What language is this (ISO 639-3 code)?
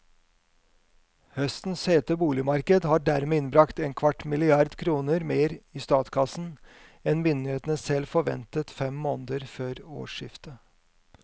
nor